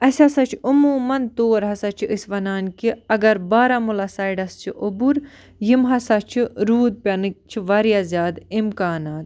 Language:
Kashmiri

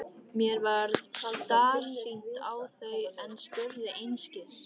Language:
Icelandic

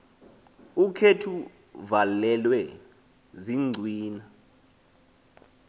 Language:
Xhosa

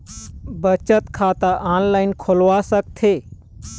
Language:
Chhattisgarhi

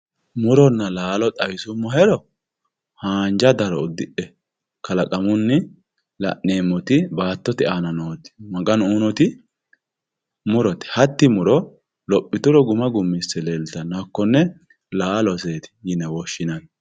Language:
Sidamo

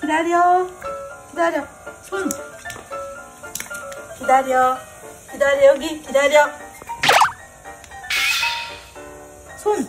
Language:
Korean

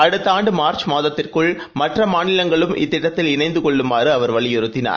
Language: Tamil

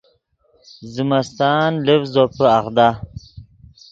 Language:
Yidgha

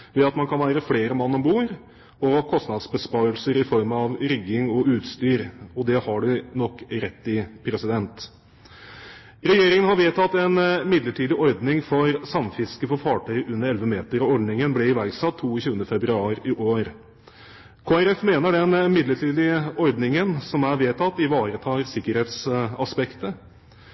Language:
Norwegian Bokmål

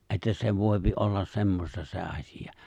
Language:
Finnish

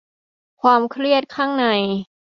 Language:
Thai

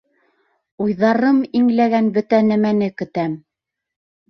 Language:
Bashkir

